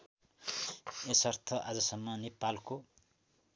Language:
Nepali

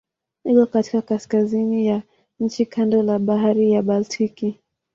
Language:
Swahili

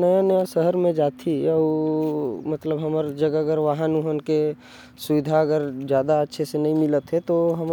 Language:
Korwa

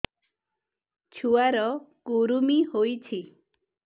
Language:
Odia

